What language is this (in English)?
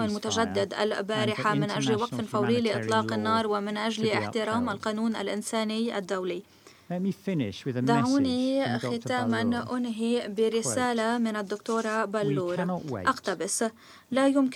Arabic